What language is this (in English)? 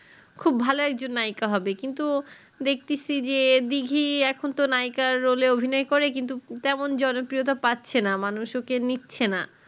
Bangla